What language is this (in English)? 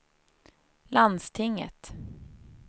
Swedish